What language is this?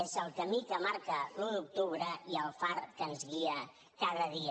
Catalan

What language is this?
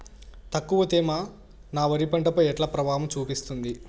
Telugu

